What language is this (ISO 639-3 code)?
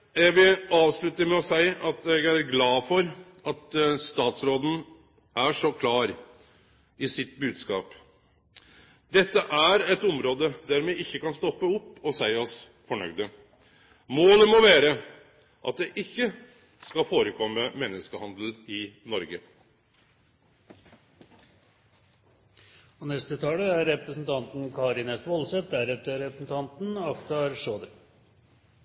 nno